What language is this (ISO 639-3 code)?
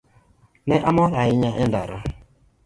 luo